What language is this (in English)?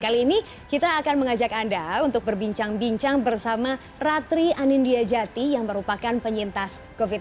Indonesian